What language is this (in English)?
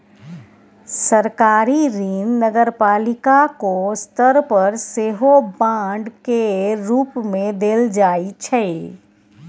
Maithili